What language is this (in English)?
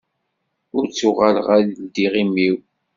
Kabyle